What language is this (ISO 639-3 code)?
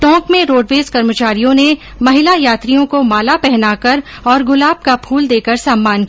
hin